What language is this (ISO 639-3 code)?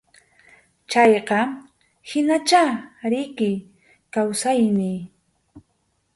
qxu